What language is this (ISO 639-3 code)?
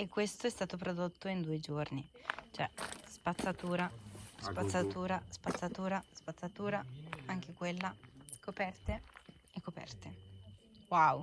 ita